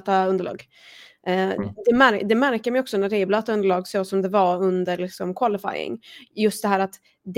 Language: Swedish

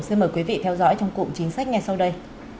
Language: Vietnamese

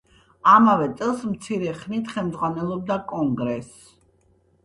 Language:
Georgian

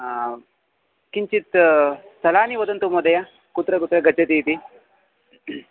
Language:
Sanskrit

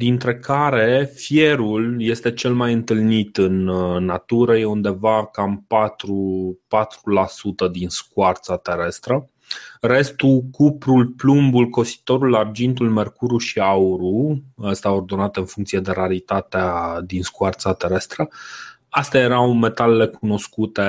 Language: Romanian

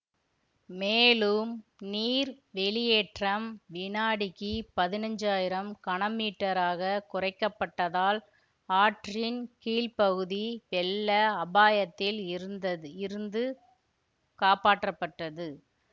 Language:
Tamil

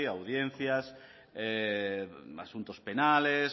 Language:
Spanish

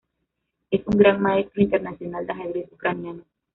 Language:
Spanish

